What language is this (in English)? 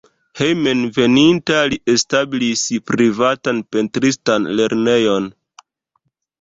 Esperanto